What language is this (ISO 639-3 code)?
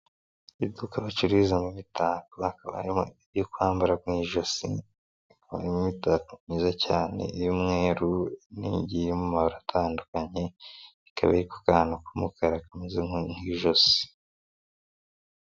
kin